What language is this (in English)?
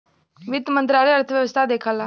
Bhojpuri